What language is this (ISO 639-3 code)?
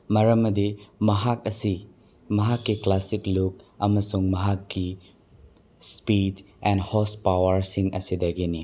mni